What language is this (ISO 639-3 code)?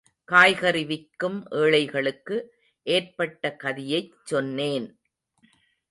tam